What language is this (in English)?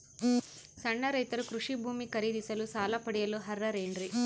Kannada